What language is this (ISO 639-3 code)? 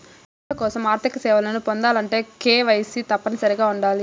tel